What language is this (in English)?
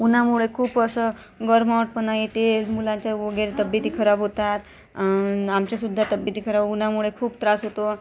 Marathi